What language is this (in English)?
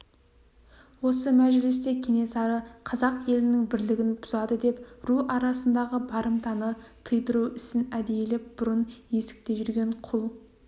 Kazakh